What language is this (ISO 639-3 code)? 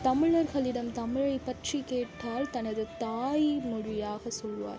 tam